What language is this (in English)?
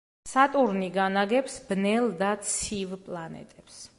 Georgian